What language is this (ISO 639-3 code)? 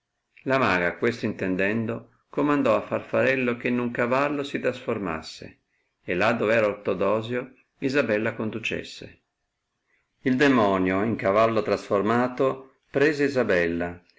ita